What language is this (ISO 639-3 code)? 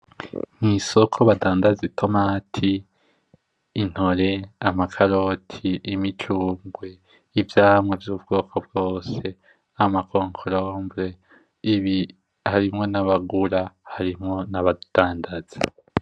run